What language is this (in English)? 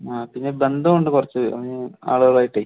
Malayalam